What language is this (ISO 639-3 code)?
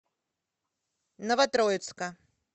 rus